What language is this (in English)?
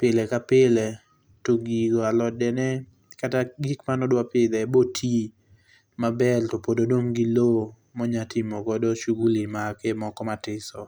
Luo (Kenya and Tanzania)